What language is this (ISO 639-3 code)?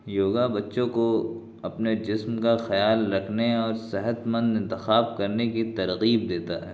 urd